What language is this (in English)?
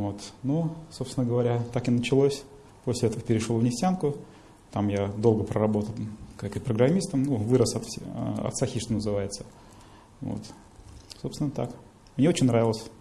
Russian